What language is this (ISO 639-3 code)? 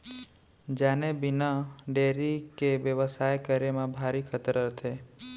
hne